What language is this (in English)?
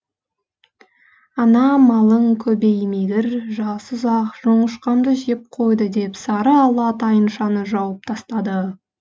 Kazakh